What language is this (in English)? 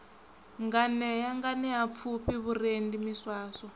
Venda